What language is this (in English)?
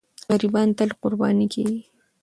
Pashto